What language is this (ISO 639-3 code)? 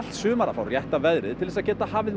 isl